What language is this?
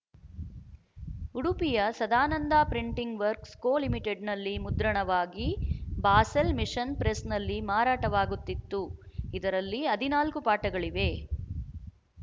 Kannada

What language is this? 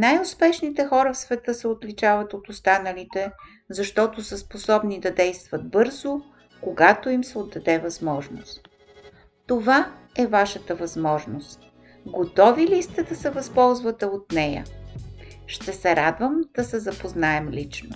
Bulgarian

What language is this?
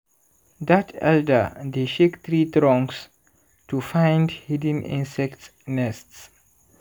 Nigerian Pidgin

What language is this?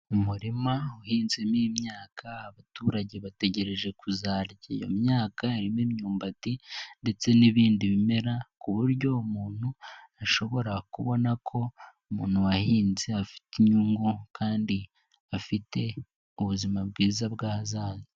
Kinyarwanda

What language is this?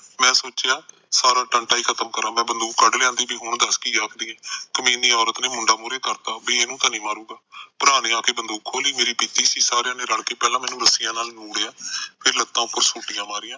Punjabi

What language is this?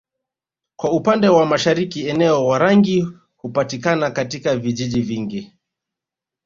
Swahili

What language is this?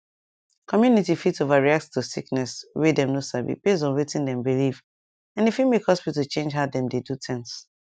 Nigerian Pidgin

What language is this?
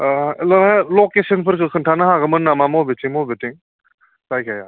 Bodo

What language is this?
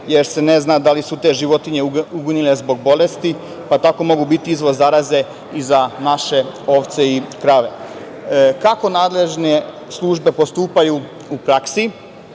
Serbian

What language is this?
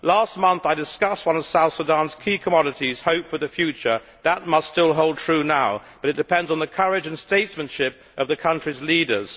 English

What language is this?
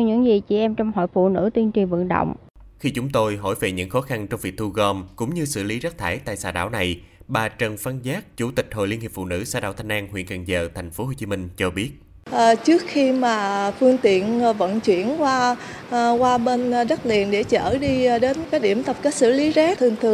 Vietnamese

